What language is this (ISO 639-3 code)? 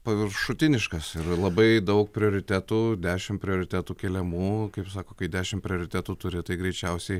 lit